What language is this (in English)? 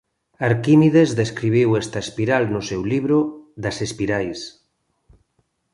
Galician